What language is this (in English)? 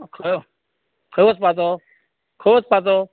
Konkani